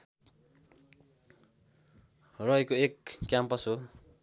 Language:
Nepali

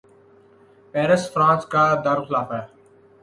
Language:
Urdu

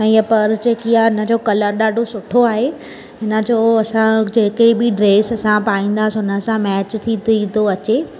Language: Sindhi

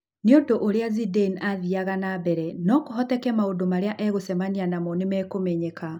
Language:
Kikuyu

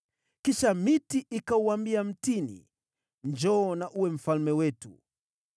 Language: Swahili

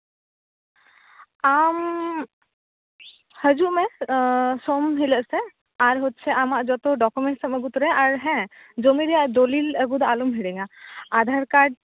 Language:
Santali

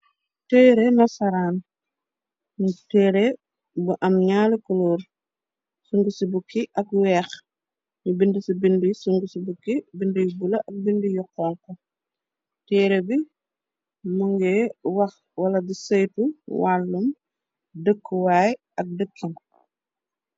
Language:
Wolof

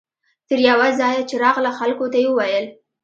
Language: Pashto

